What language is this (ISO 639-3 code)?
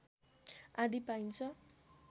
nep